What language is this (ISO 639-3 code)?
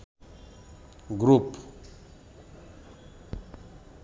ben